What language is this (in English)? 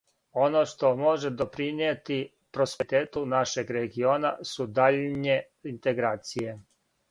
Serbian